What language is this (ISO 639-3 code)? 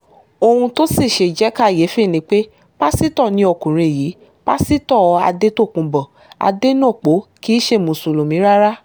yor